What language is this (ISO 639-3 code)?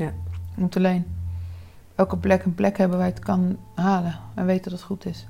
nld